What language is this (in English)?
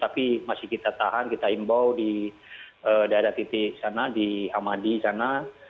Indonesian